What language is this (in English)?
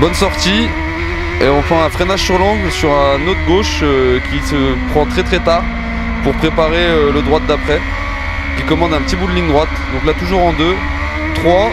French